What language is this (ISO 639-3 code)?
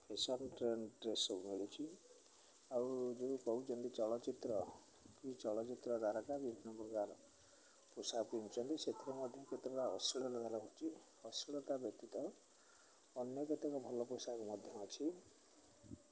ori